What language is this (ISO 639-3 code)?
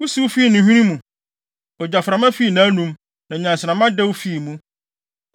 aka